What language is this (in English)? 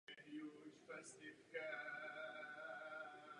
Czech